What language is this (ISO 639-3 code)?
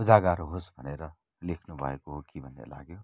nep